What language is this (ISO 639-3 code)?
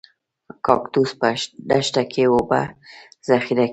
pus